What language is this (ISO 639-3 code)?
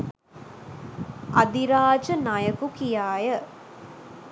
sin